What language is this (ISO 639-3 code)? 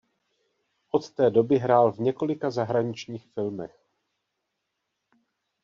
ces